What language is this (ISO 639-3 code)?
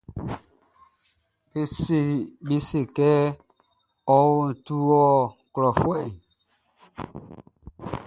bci